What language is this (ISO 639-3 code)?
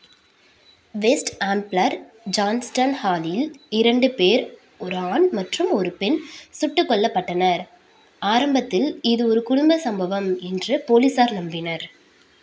tam